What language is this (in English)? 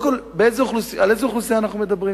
Hebrew